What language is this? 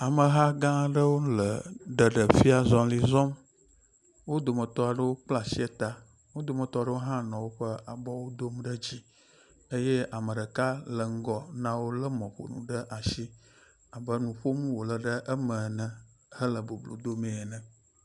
Ewe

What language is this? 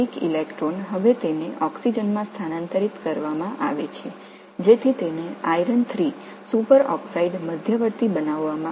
Tamil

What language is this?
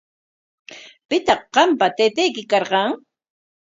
Corongo Ancash Quechua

